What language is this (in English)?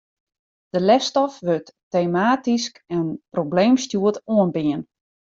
Western Frisian